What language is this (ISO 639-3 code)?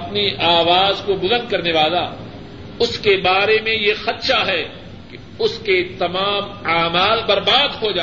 urd